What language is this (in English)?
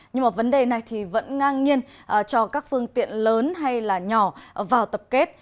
Vietnamese